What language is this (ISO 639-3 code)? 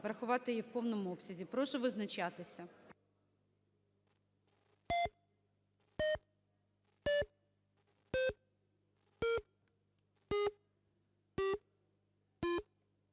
ukr